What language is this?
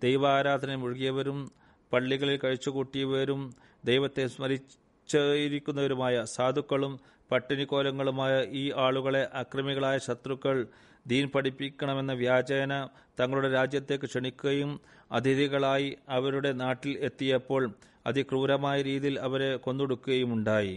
Malayalam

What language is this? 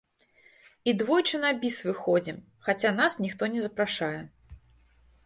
Belarusian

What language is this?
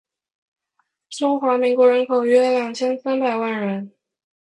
Chinese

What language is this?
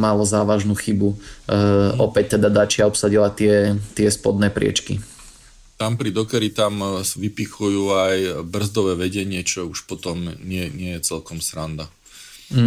Slovak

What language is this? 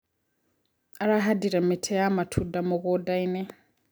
Kikuyu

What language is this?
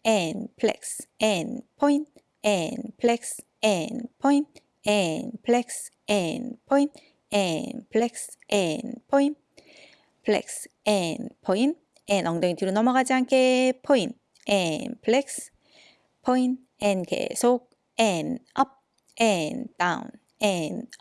Korean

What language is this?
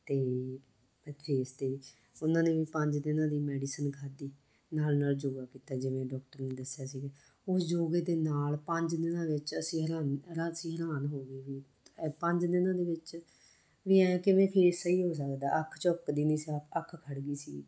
Punjabi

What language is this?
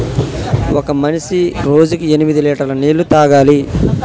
Telugu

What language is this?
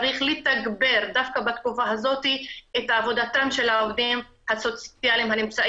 Hebrew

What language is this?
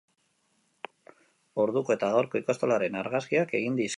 Basque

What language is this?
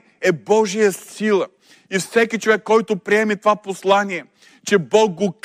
Bulgarian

